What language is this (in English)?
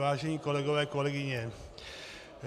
Czech